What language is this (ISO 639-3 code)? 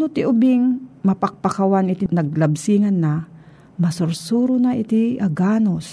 fil